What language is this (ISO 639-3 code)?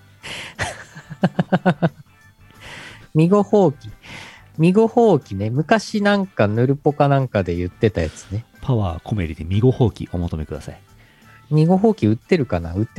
jpn